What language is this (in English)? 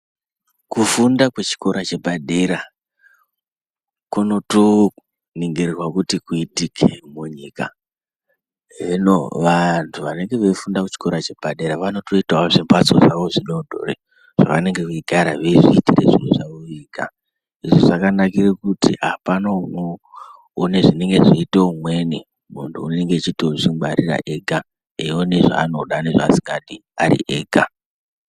Ndau